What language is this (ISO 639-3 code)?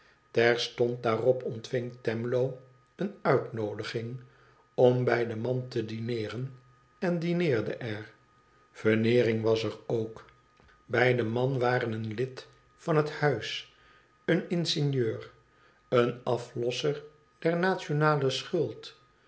nld